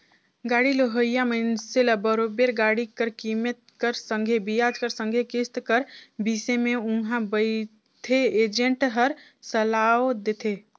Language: Chhattisgarhi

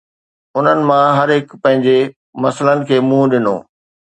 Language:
Sindhi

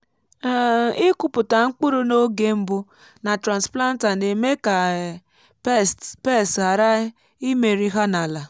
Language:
Igbo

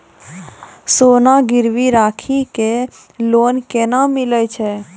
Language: Maithili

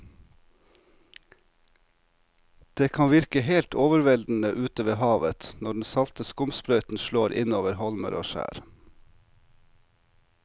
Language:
Norwegian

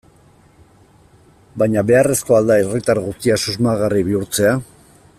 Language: Basque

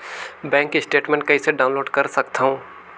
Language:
Chhattisgarhi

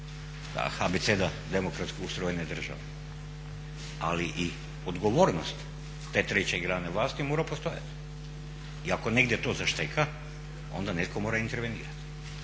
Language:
Croatian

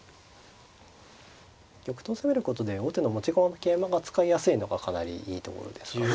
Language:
Japanese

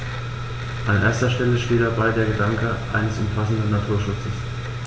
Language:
German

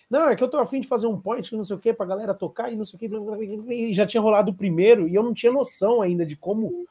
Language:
Portuguese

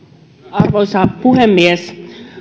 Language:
Finnish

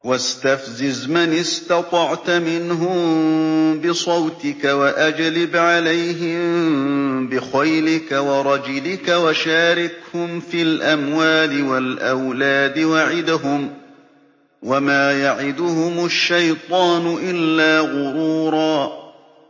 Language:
Arabic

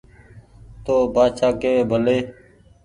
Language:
Goaria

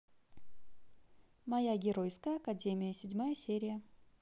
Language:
Russian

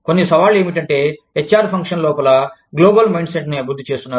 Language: Telugu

